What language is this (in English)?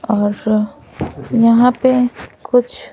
Hindi